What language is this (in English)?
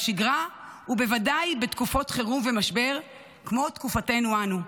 Hebrew